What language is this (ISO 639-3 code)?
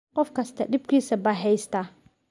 som